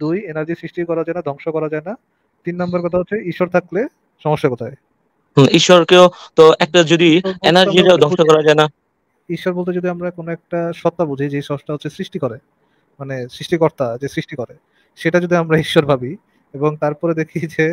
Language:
Arabic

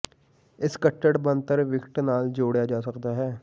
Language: Punjabi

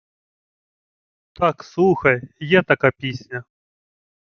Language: Ukrainian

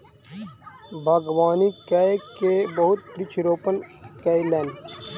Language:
Maithili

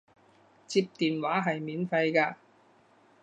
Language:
Cantonese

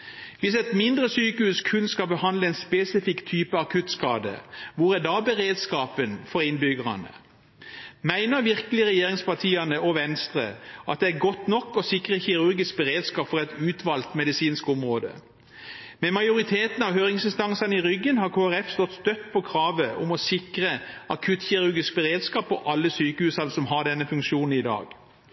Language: Norwegian Bokmål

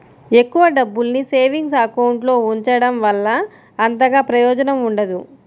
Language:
Telugu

